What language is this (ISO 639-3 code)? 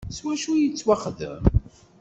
kab